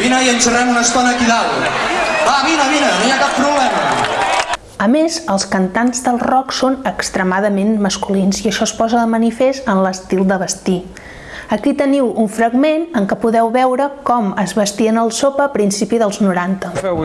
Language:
Catalan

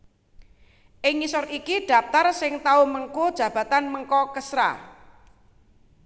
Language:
Javanese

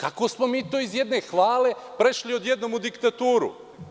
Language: Serbian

